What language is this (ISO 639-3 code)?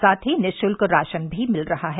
hin